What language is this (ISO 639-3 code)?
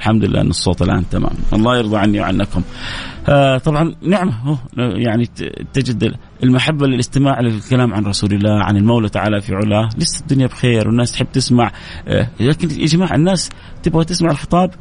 ara